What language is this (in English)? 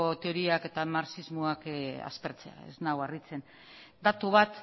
Basque